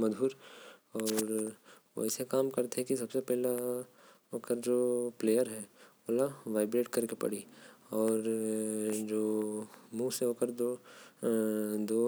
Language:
Korwa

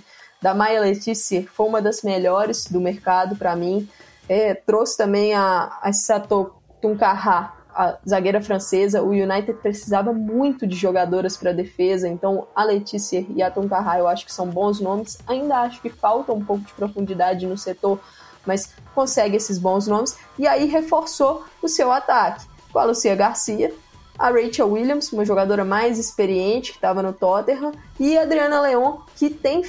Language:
Portuguese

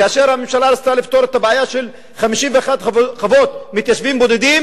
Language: Hebrew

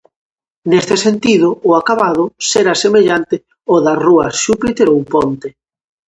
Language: Galician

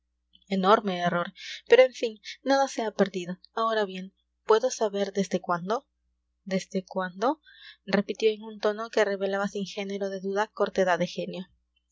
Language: Spanish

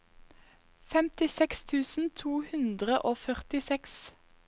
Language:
Norwegian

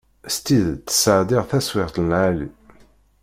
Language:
Kabyle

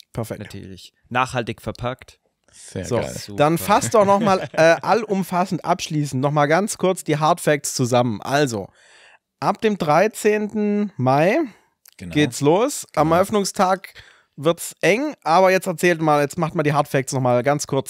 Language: German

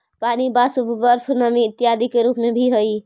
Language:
Magahi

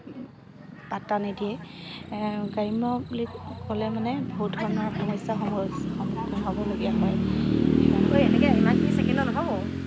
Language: Assamese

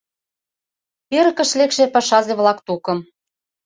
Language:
Mari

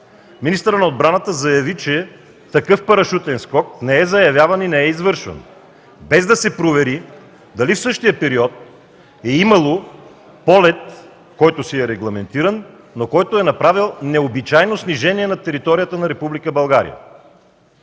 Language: Bulgarian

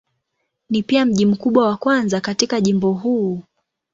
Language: Swahili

